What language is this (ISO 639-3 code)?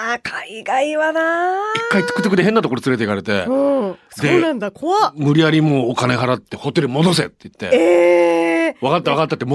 jpn